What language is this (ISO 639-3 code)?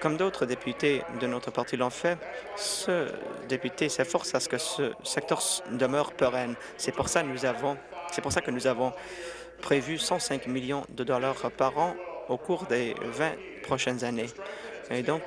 fra